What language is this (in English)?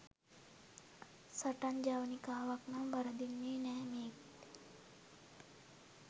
Sinhala